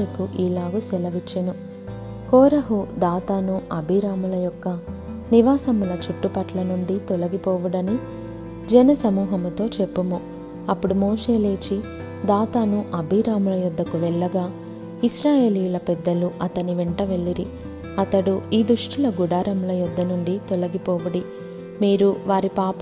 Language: Telugu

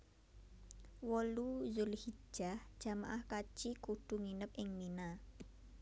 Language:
Javanese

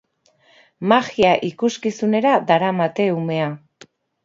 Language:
Basque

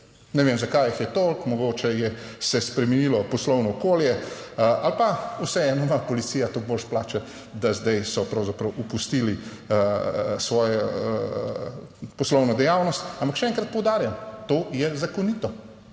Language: Slovenian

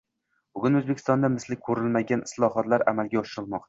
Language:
Uzbek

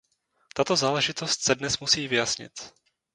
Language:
Czech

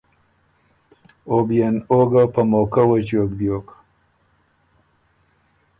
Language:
Ormuri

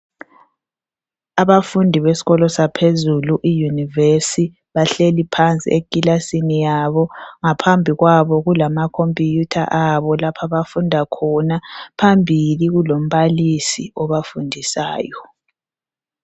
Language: North Ndebele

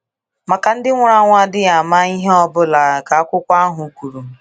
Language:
Igbo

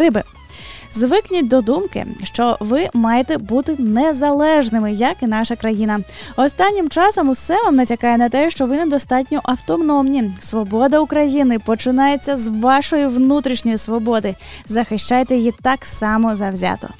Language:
Ukrainian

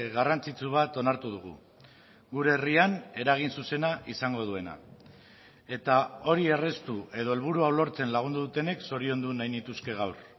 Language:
Basque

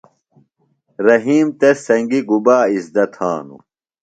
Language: Phalura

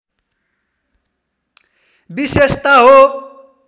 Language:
Nepali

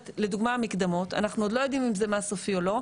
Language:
Hebrew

